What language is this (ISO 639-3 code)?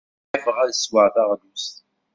kab